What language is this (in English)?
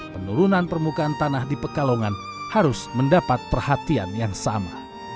Indonesian